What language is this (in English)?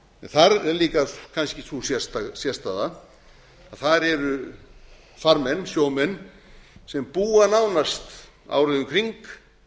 Icelandic